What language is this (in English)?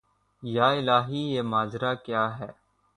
Urdu